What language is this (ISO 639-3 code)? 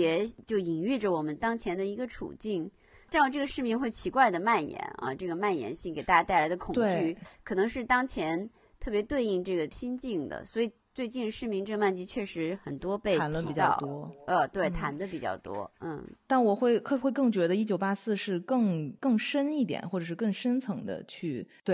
zho